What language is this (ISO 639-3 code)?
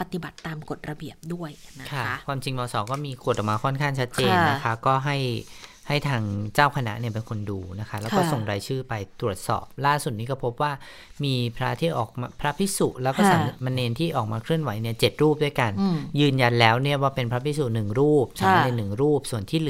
tha